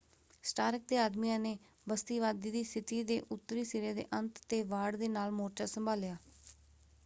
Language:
Punjabi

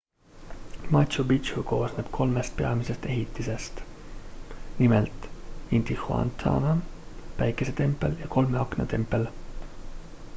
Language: Estonian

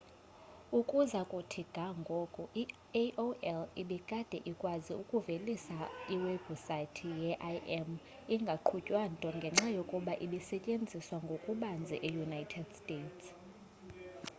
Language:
Xhosa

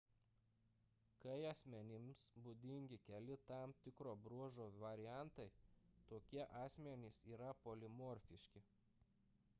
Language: Lithuanian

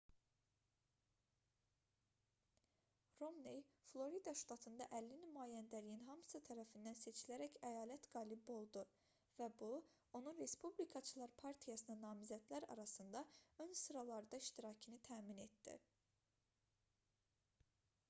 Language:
Azerbaijani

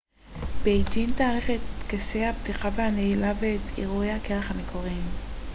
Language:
Hebrew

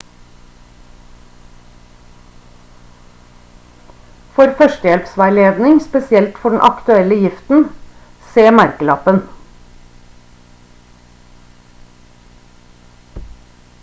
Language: Norwegian Bokmål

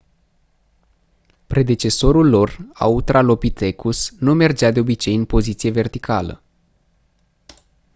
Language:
Romanian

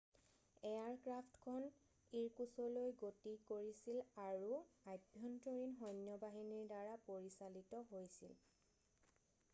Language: Assamese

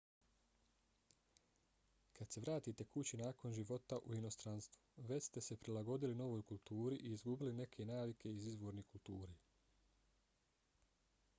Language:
Bosnian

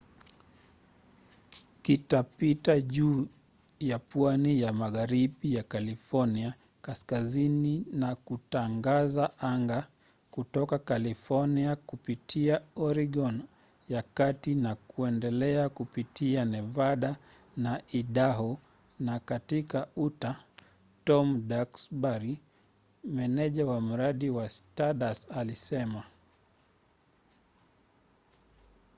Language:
Swahili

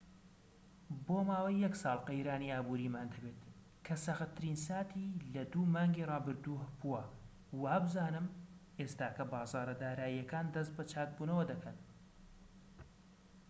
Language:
Central Kurdish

